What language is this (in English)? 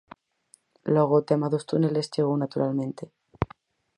Galician